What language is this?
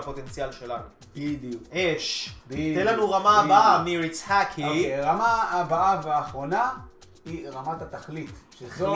Hebrew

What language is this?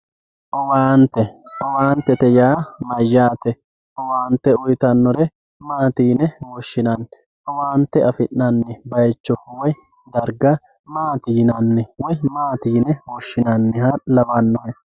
Sidamo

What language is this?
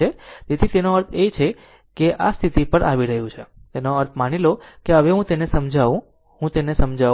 Gujarati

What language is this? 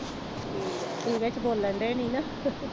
Punjabi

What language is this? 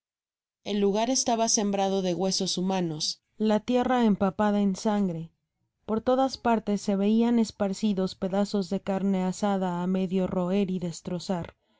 Spanish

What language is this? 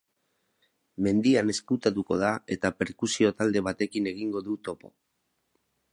Basque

